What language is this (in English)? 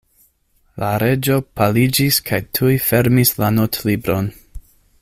Esperanto